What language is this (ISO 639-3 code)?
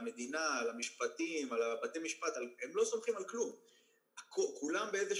heb